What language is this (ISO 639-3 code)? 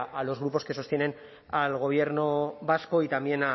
spa